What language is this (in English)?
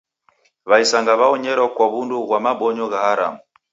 Taita